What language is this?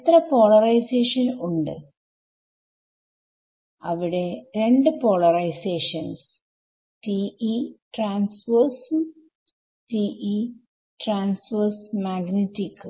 Malayalam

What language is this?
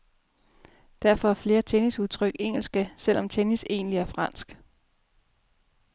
Danish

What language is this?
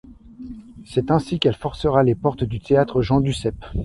French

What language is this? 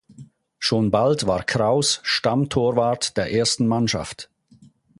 German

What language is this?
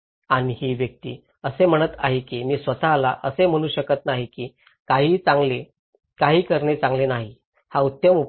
Marathi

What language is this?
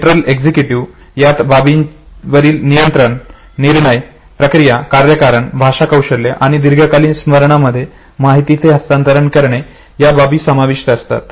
Marathi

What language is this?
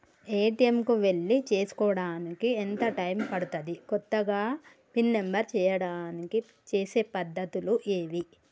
Telugu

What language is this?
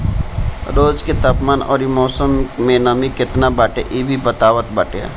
Bhojpuri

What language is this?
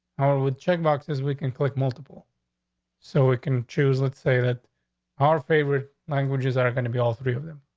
English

